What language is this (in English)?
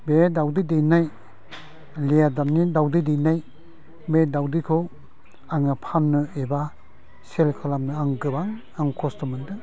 Bodo